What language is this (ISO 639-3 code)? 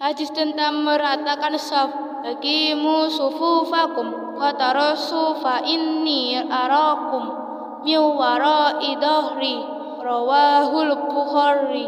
ind